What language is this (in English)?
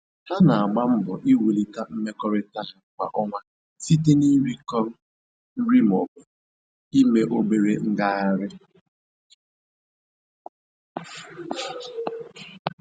Igbo